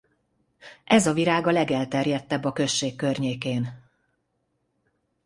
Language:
Hungarian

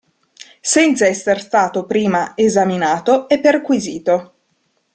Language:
Italian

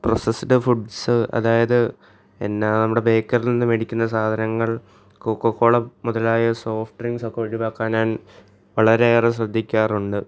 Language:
Malayalam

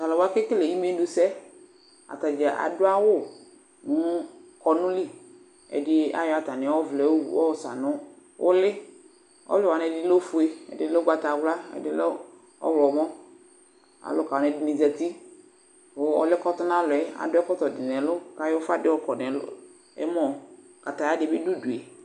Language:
Ikposo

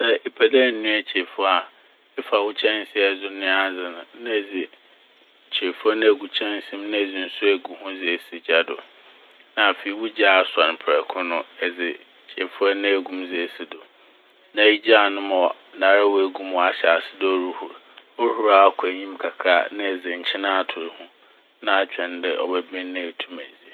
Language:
Akan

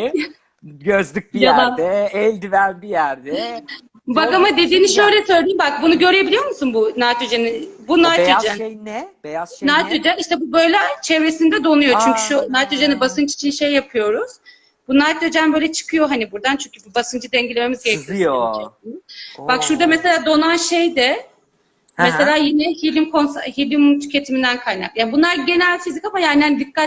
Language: Turkish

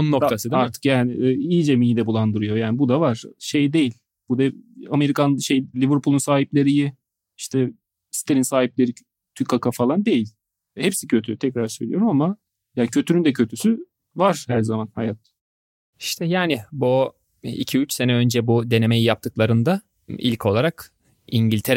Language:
Turkish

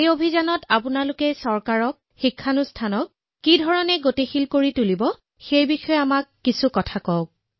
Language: Assamese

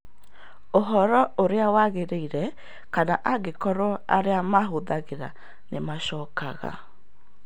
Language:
Kikuyu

